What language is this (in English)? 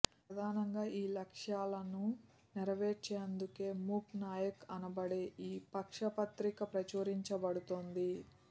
Telugu